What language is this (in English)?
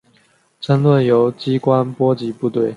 Chinese